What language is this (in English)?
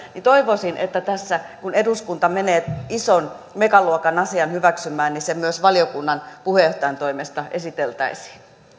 Finnish